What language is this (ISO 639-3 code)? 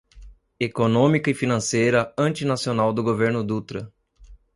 por